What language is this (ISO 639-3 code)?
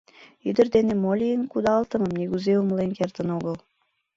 chm